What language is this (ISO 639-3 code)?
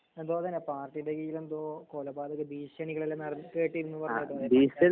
mal